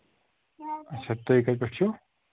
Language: Kashmiri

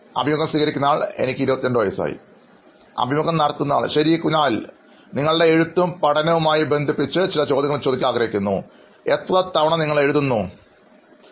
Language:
Malayalam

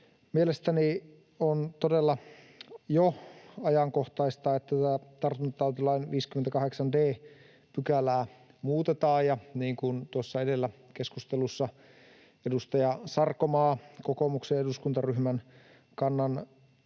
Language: Finnish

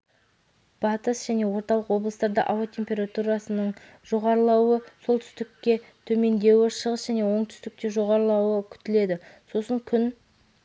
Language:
Kazakh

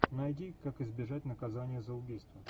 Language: Russian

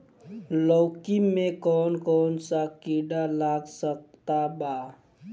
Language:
Bhojpuri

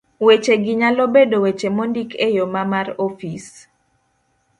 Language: Luo (Kenya and Tanzania)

